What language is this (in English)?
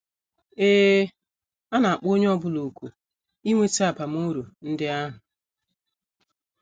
Igbo